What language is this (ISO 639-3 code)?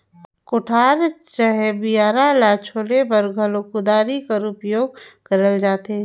hne